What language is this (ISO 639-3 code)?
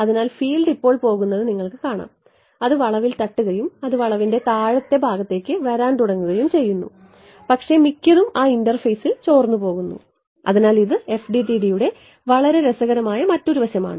mal